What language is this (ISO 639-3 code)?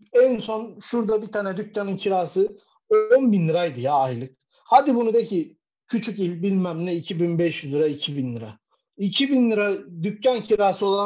tur